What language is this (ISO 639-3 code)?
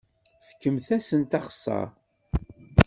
kab